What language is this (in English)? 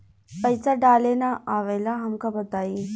Bhojpuri